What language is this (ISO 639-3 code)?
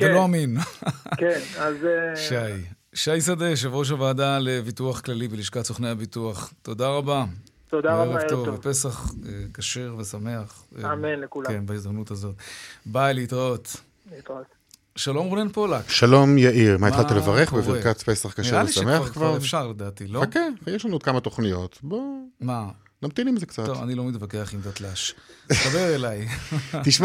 heb